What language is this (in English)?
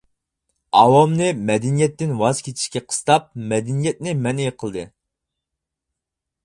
Uyghur